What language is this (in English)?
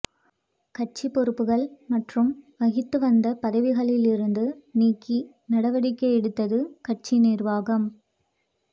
Tamil